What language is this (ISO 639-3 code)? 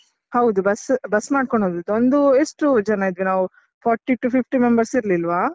kan